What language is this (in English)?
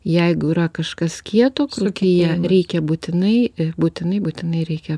Lithuanian